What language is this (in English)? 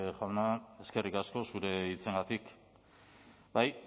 Basque